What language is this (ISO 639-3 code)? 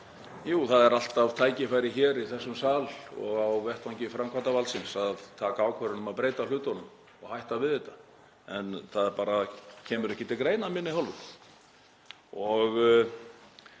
isl